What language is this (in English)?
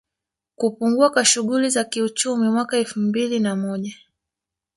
Swahili